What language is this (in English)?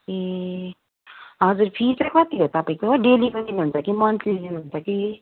Nepali